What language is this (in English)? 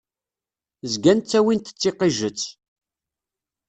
Kabyle